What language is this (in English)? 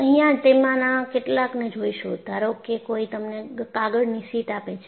Gujarati